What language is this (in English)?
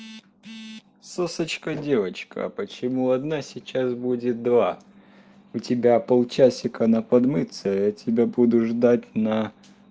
Russian